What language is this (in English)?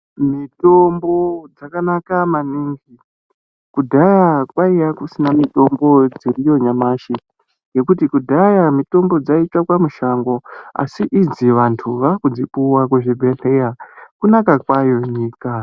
Ndau